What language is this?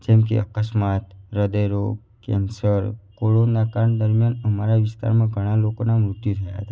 Gujarati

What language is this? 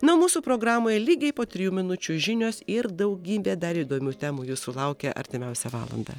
Lithuanian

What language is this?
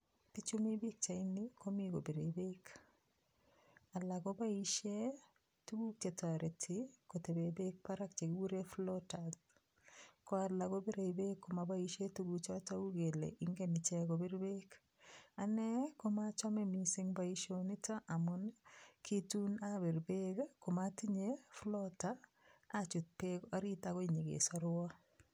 Kalenjin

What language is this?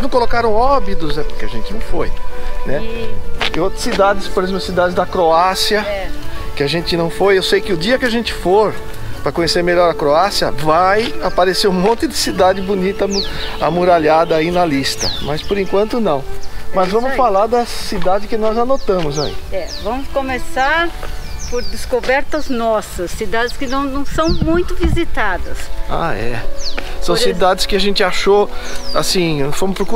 Portuguese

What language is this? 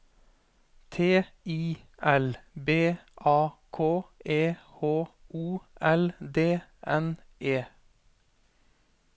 Norwegian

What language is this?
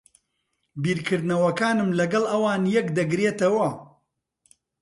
Central Kurdish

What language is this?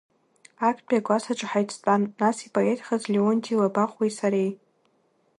Abkhazian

